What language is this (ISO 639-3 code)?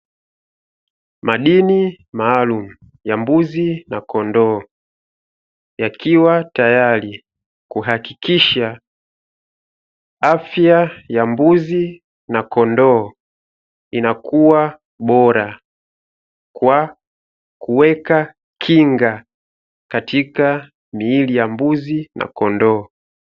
swa